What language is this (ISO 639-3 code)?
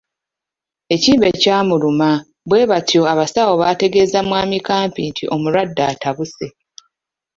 lug